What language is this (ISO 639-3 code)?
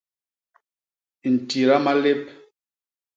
bas